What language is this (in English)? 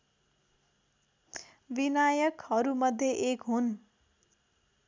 Nepali